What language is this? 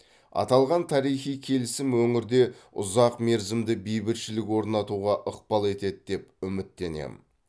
Kazakh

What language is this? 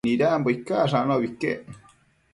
Matsés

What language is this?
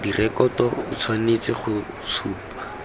Tswana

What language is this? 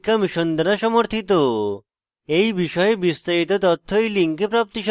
Bangla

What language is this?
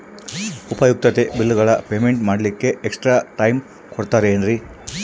Kannada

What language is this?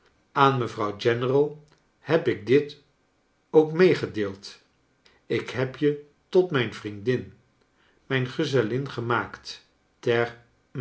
Dutch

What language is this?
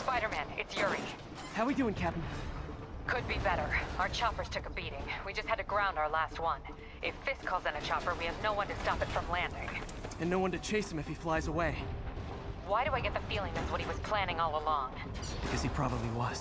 English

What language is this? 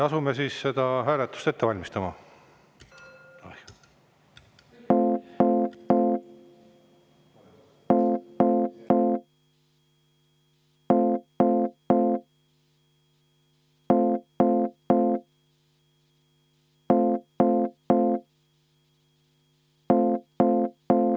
Estonian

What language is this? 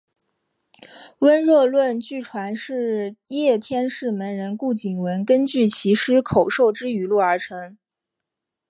Chinese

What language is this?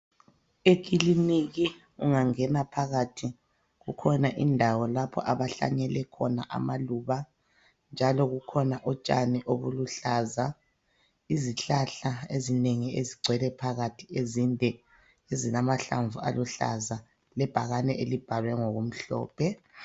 North Ndebele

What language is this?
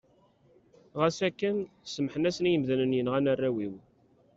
Kabyle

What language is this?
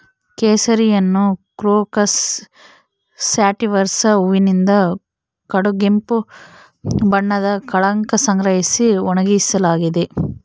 Kannada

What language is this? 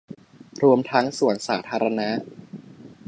Thai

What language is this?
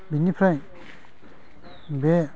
Bodo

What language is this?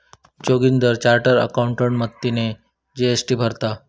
Marathi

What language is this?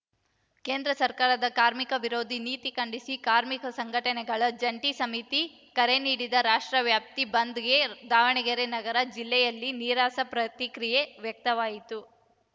Kannada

